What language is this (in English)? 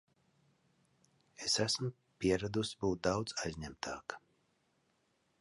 Latvian